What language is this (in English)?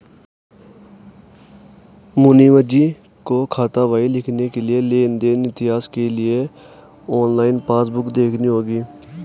Hindi